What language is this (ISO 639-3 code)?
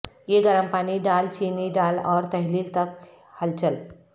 urd